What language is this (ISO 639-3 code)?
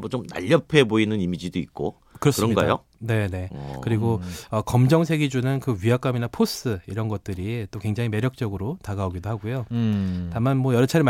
kor